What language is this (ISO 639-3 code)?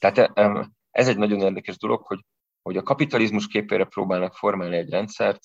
hun